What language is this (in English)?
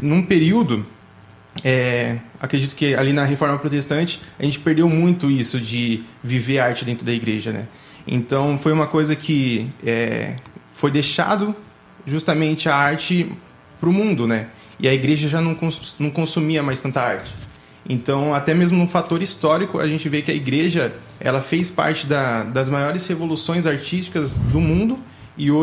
Portuguese